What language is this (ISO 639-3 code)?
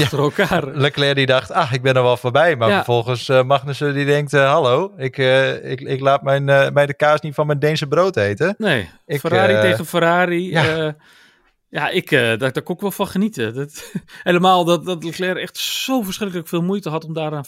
nld